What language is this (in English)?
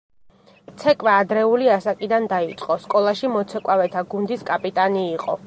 Georgian